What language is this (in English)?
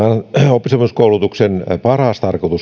Finnish